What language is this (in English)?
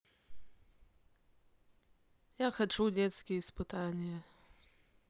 Russian